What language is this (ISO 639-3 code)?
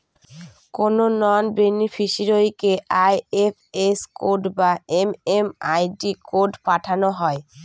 ben